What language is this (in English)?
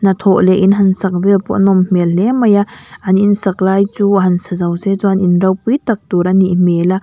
Mizo